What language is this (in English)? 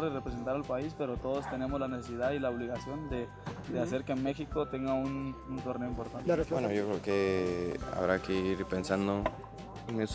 Spanish